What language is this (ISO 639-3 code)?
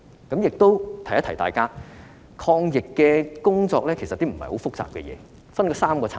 yue